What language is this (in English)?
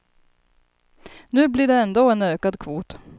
Swedish